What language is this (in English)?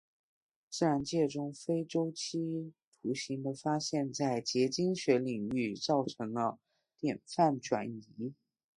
Chinese